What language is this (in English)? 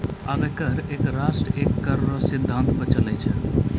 Maithili